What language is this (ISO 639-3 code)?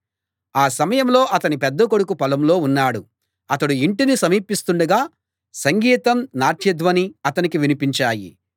tel